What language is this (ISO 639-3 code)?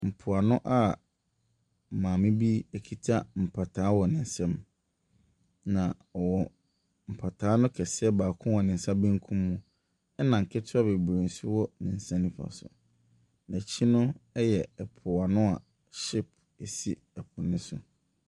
aka